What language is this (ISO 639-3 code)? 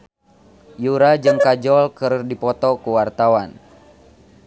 sun